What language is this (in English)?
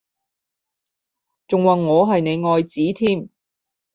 Cantonese